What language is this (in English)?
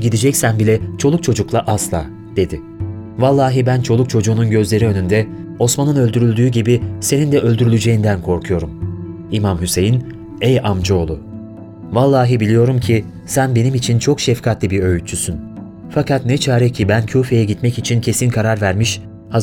Turkish